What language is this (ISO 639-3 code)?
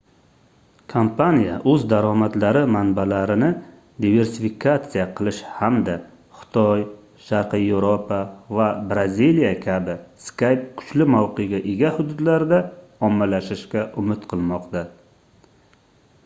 uzb